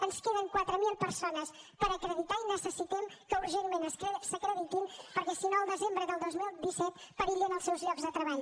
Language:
Catalan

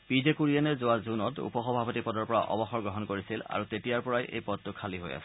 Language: Assamese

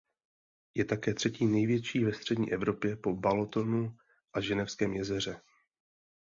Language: Czech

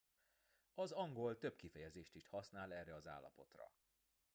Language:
Hungarian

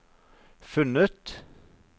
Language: Norwegian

